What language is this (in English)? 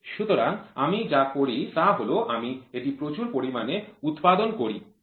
Bangla